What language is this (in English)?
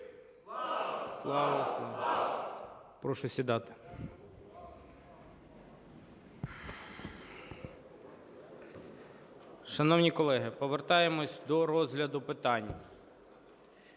Ukrainian